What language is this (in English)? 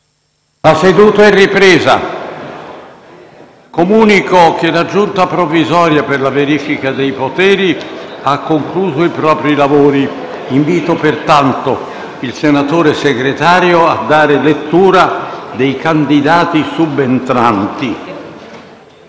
Italian